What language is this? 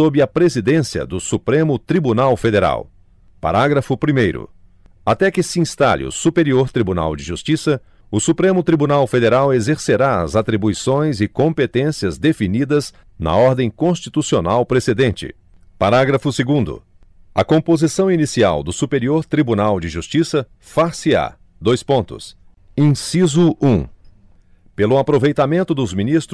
Portuguese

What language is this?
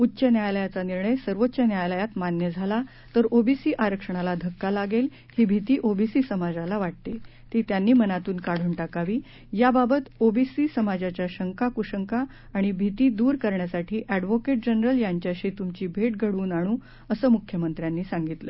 Marathi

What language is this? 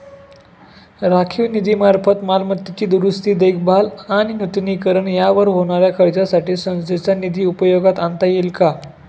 Marathi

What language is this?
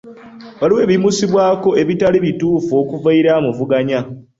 Ganda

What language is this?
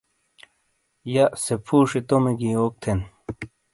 Shina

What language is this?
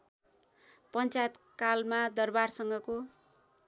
Nepali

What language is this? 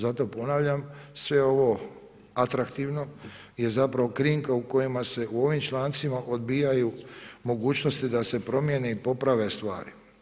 Croatian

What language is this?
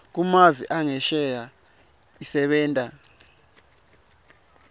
Swati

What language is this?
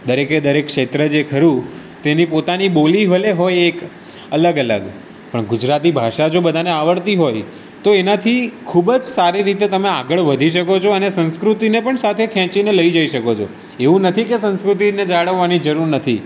Gujarati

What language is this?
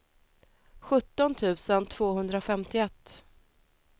Swedish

